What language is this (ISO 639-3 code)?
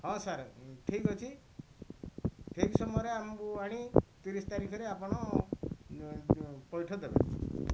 ori